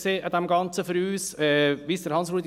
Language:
Swiss German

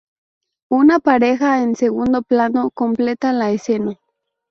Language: Spanish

